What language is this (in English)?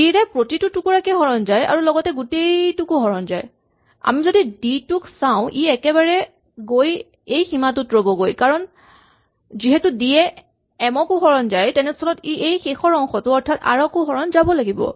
Assamese